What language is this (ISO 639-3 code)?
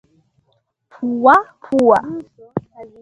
swa